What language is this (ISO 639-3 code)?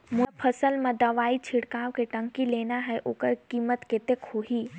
hne